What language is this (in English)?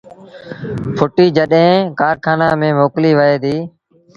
Sindhi Bhil